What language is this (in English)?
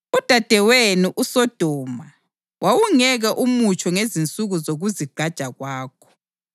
North Ndebele